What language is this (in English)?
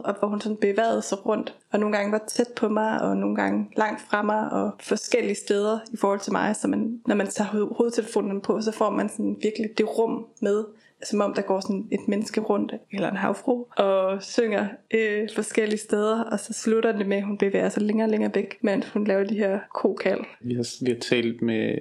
Danish